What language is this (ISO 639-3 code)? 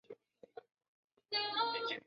zho